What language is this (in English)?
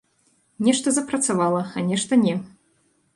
Belarusian